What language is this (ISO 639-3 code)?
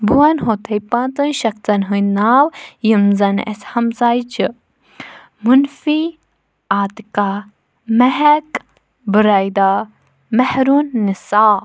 kas